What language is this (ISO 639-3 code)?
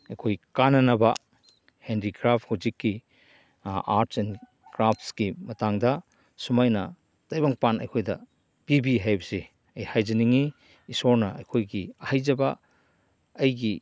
mni